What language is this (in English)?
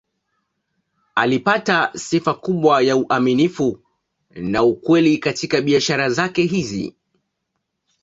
Swahili